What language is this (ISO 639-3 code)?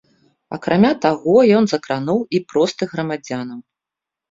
bel